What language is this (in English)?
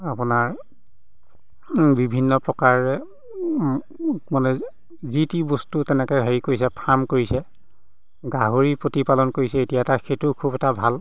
Assamese